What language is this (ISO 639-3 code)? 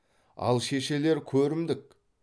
kaz